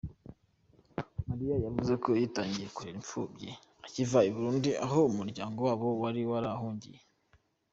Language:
Kinyarwanda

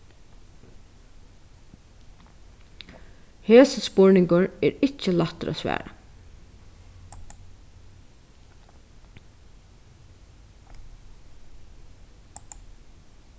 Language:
Faroese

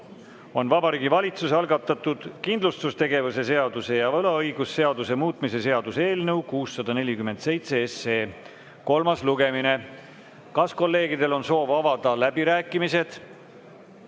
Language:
Estonian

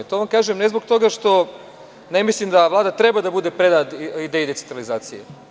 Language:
Serbian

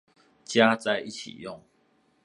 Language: Chinese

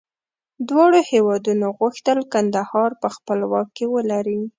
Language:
Pashto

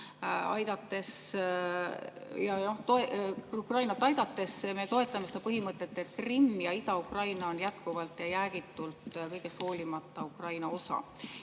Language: Estonian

